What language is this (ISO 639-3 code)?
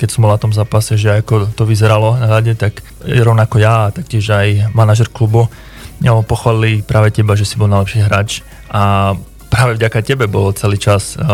slk